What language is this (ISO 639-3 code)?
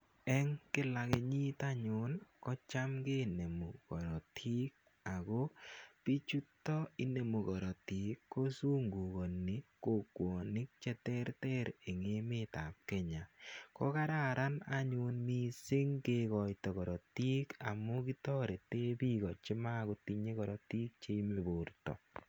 kln